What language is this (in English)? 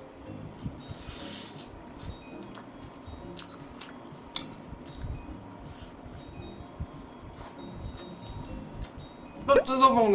Korean